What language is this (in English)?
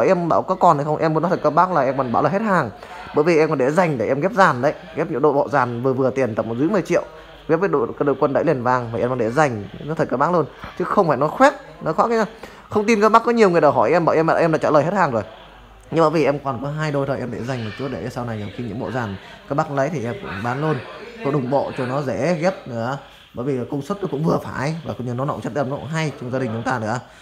Vietnamese